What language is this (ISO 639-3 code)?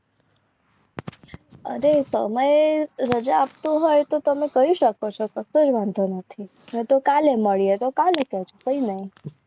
guj